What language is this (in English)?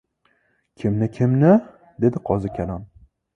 Uzbek